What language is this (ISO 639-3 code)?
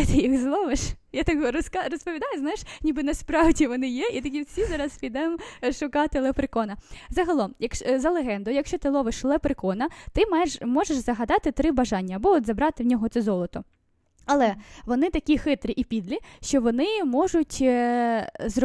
ukr